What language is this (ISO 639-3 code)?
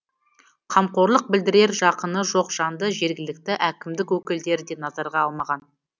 kaz